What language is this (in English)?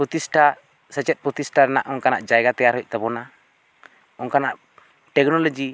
Santali